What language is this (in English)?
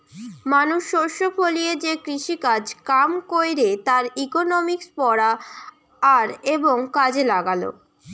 Bangla